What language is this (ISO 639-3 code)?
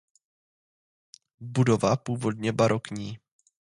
ces